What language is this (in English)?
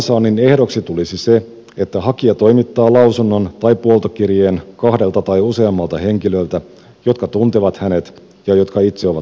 Finnish